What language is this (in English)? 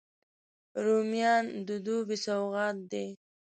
Pashto